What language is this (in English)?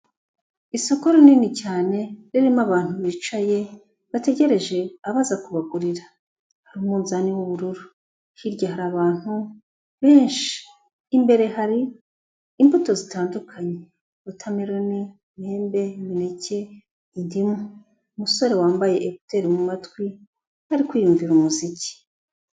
Kinyarwanda